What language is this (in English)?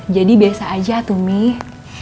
Indonesian